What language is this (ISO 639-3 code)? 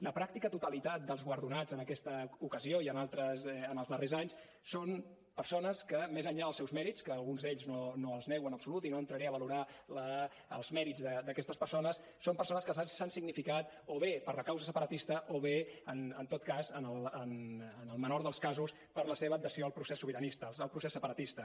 cat